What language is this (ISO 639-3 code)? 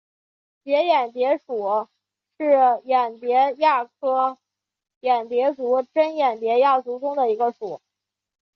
zho